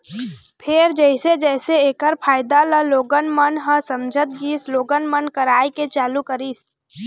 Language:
Chhattisgarhi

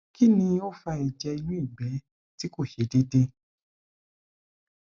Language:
Yoruba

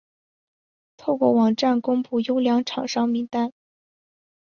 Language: Chinese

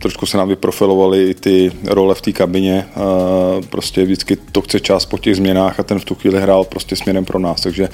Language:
Czech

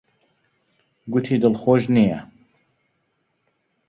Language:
Central Kurdish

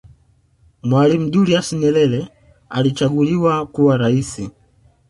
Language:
Swahili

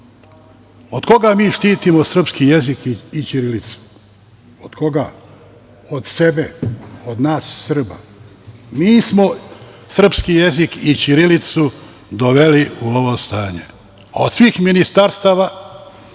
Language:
Serbian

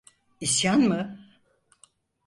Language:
Turkish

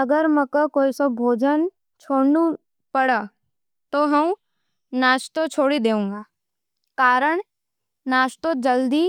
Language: Nimadi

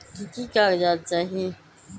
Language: Magahi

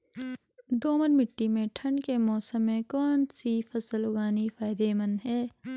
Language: Hindi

